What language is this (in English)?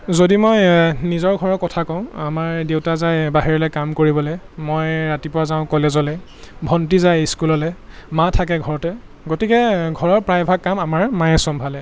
Assamese